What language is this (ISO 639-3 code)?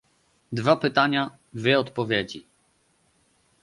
pol